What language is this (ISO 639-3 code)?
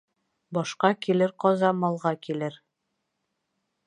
bak